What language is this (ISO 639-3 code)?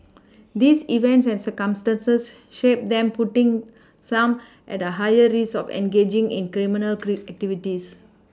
eng